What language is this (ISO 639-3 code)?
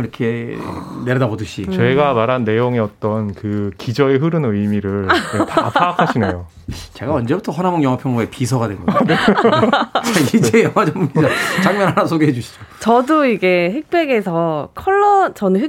kor